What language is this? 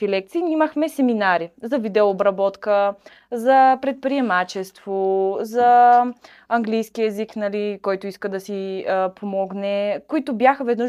Bulgarian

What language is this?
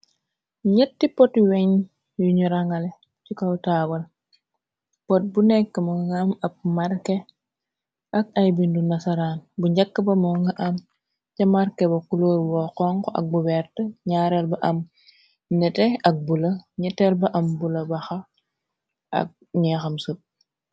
Wolof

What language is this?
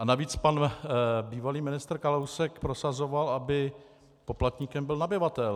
Czech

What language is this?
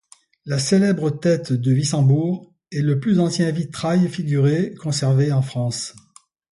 French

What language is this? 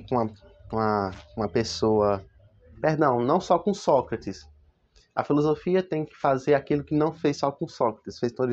Portuguese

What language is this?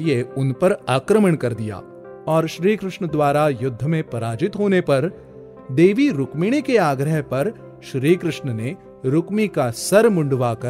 Hindi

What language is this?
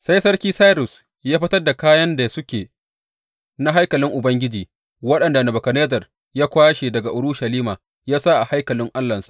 Hausa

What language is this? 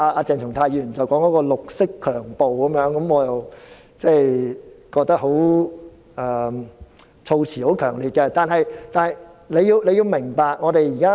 Cantonese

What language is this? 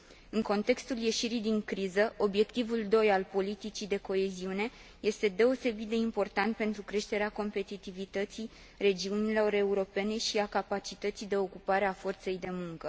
Romanian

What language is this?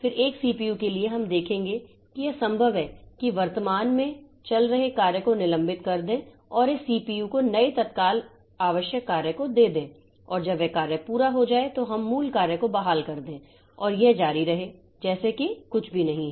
Hindi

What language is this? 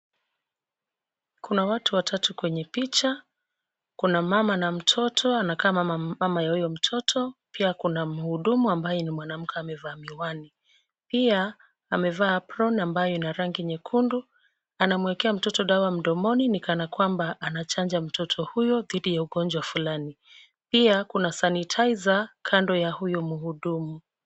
Swahili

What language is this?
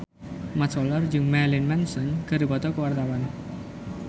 Sundanese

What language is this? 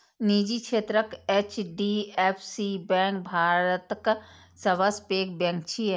Maithili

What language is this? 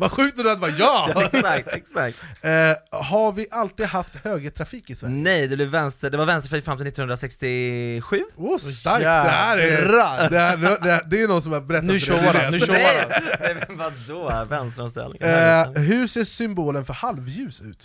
Swedish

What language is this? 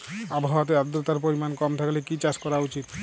Bangla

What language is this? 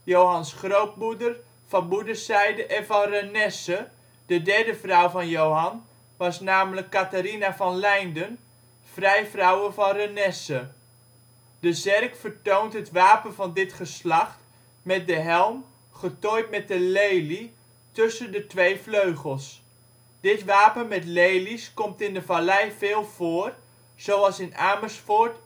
Dutch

